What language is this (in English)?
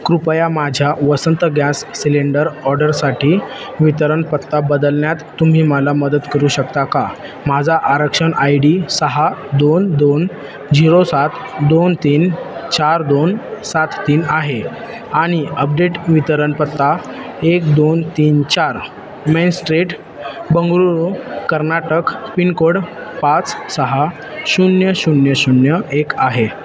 Marathi